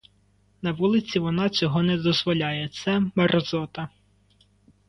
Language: Ukrainian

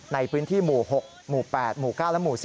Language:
Thai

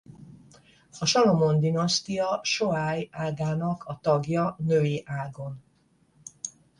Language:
Hungarian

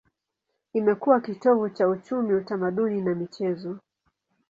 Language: Swahili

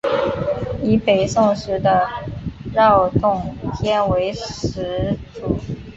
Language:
Chinese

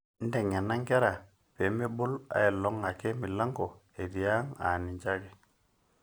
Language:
Masai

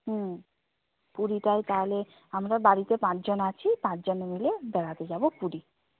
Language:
Bangla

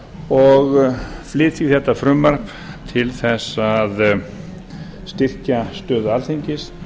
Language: Icelandic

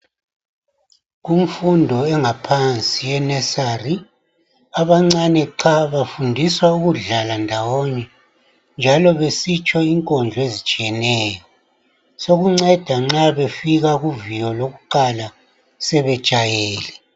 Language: North Ndebele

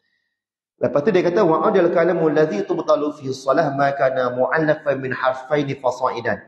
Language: Malay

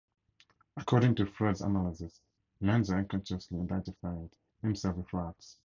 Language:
English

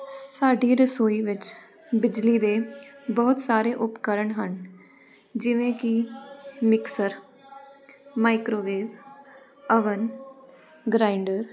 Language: Punjabi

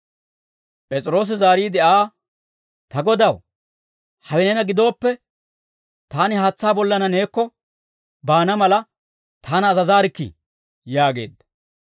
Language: Dawro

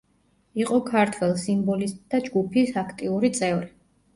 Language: Georgian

